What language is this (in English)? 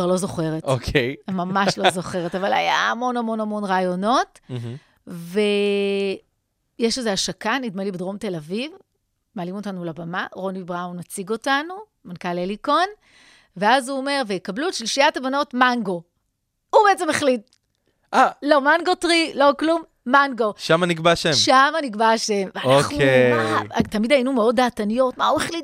Hebrew